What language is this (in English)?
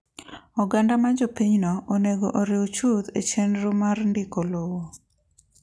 Luo (Kenya and Tanzania)